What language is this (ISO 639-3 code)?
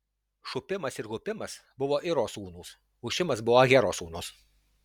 lit